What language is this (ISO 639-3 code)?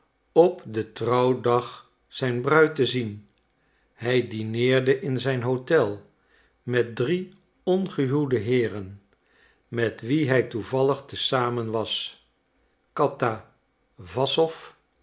nld